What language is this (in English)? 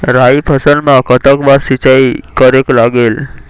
Chhattisgarhi